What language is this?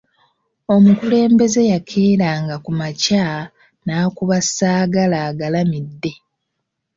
Ganda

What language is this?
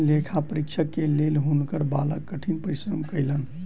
Maithili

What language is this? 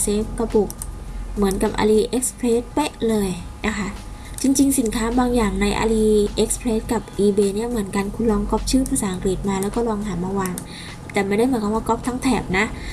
Thai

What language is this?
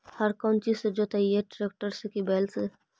Magahi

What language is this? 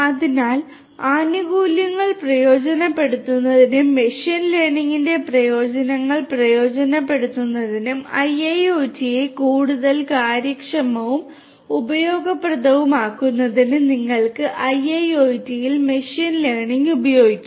Malayalam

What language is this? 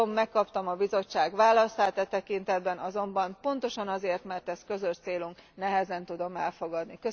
Hungarian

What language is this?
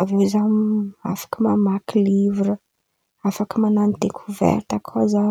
Antankarana Malagasy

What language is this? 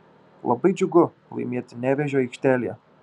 Lithuanian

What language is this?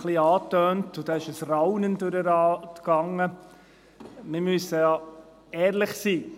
Swiss German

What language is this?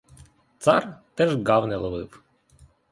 Ukrainian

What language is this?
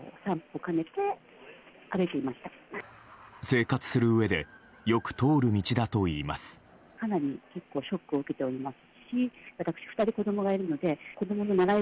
Japanese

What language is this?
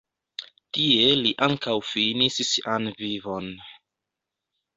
Esperanto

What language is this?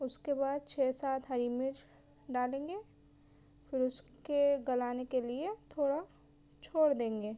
Urdu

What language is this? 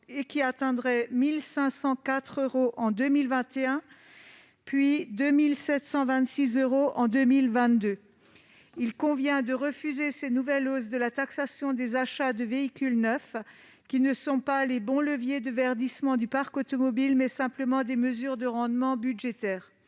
French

